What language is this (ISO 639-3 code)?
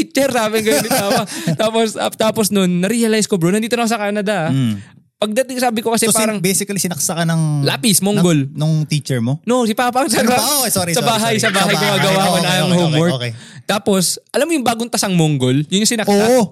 fil